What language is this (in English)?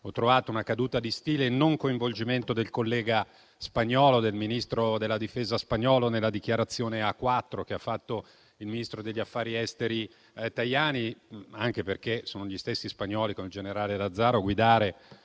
Italian